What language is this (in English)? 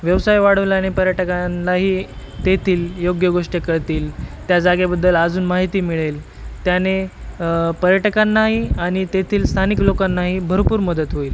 Marathi